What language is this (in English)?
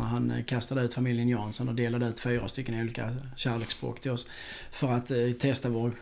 Swedish